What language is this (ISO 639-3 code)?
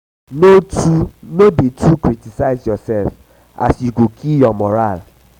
pcm